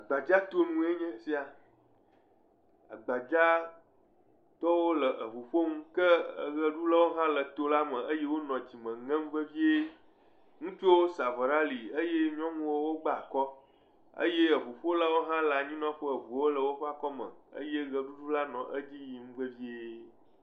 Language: Ewe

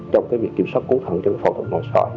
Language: Vietnamese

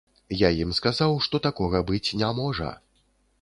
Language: Belarusian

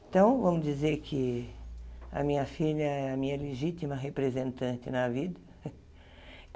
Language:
Portuguese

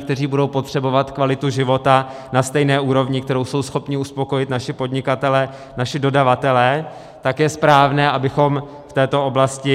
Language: Czech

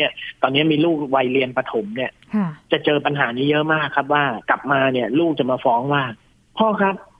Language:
Thai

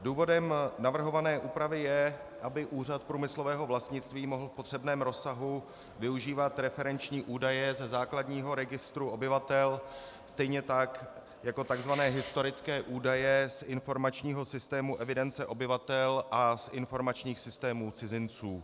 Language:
Czech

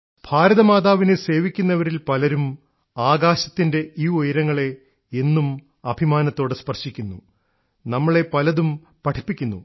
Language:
Malayalam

